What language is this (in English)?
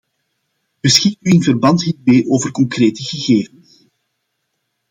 Dutch